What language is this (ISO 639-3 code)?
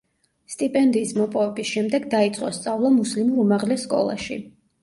kat